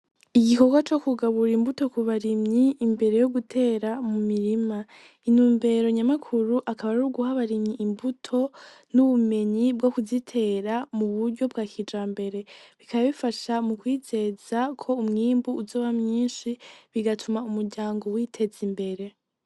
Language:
Rundi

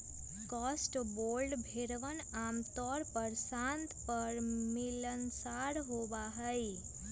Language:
Magahi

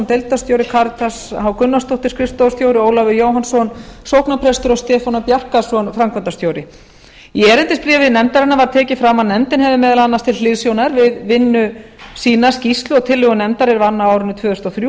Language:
Icelandic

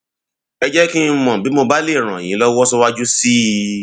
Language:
Yoruba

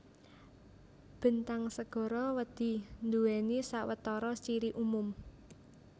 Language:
Javanese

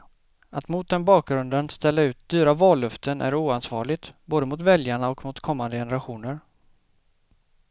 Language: Swedish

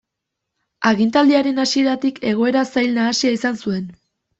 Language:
Basque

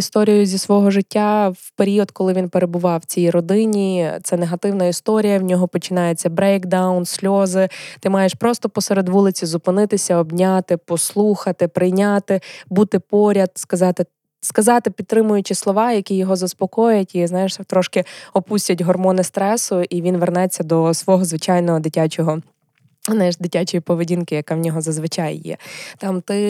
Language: Ukrainian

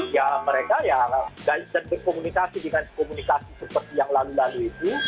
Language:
Indonesian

